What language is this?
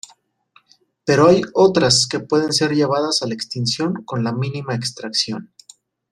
Spanish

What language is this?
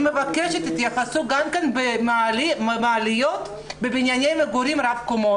Hebrew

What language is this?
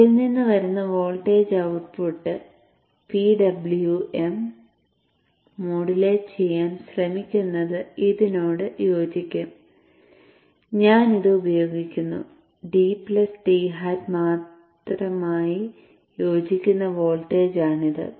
Malayalam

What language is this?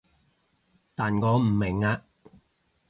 Cantonese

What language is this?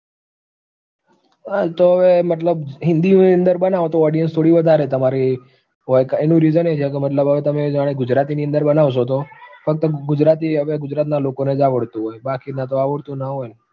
Gujarati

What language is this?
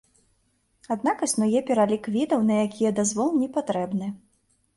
Belarusian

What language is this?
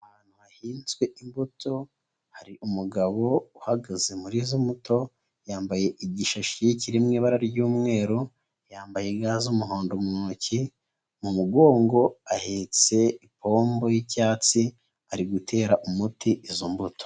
Kinyarwanda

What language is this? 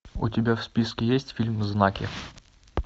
Russian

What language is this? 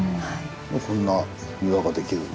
Japanese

